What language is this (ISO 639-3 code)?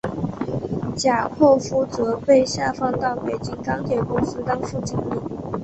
zho